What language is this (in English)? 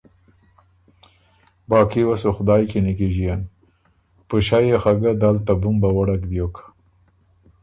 Ormuri